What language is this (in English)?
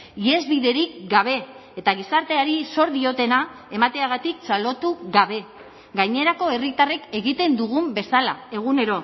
Basque